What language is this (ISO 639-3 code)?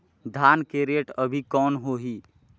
hne